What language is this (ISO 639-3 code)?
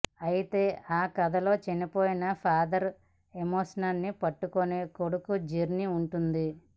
tel